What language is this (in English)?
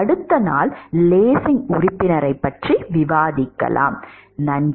Tamil